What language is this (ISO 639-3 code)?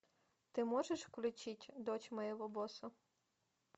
rus